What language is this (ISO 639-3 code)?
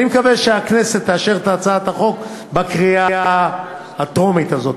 heb